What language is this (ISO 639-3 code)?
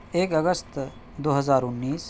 urd